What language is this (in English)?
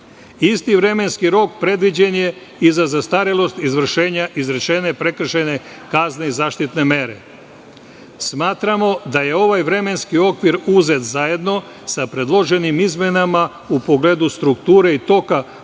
Serbian